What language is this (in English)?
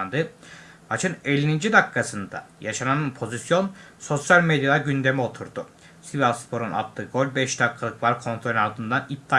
Turkish